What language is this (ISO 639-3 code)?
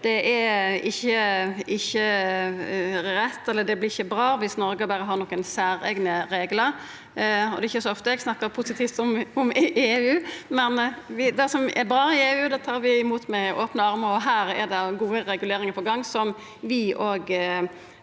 nor